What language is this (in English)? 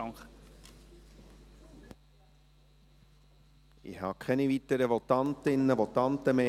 Swiss German